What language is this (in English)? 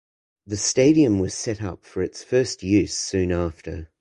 English